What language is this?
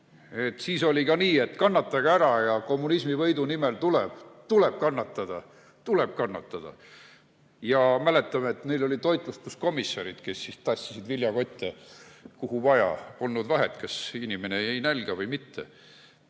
Estonian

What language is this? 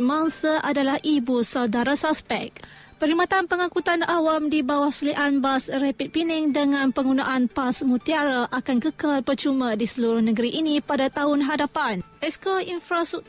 Malay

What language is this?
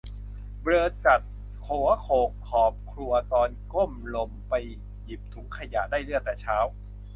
Thai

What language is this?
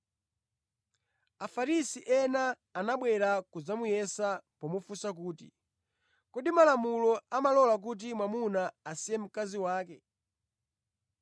Nyanja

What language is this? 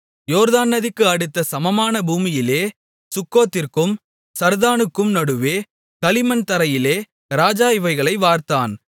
Tamil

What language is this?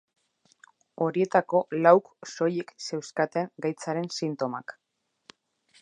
Basque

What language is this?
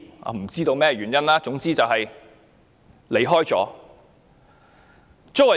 Cantonese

